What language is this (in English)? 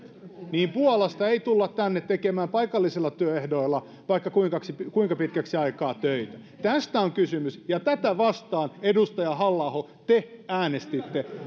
Finnish